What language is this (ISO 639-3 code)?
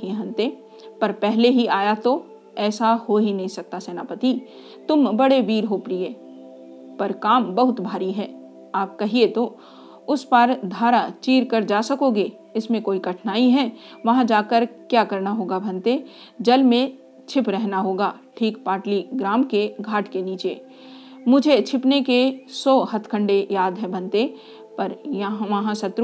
hin